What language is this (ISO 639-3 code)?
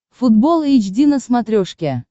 rus